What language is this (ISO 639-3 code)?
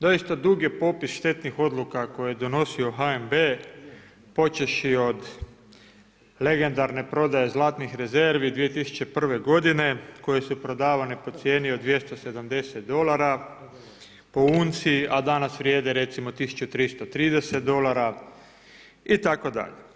hrv